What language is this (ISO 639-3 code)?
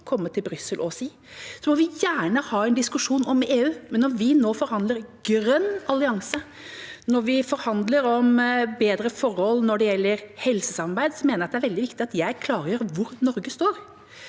nor